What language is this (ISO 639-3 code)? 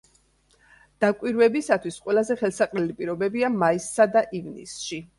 kat